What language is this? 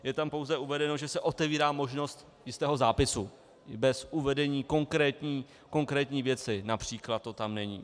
Czech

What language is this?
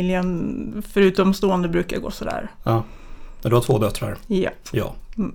Swedish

